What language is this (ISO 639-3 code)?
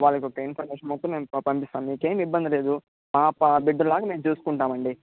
tel